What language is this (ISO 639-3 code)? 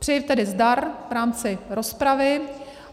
ces